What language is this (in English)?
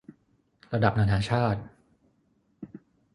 Thai